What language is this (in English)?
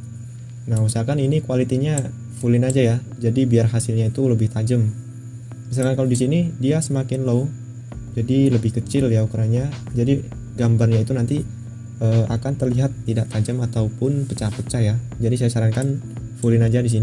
Indonesian